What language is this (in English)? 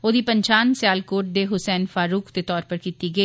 Dogri